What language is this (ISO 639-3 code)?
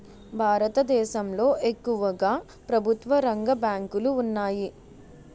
tel